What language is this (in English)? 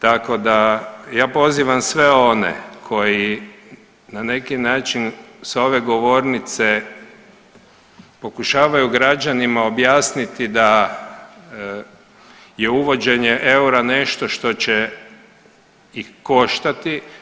Croatian